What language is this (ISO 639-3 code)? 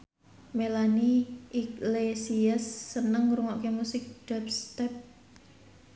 jav